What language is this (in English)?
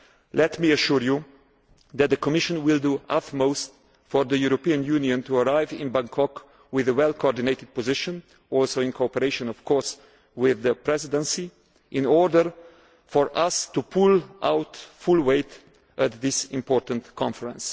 English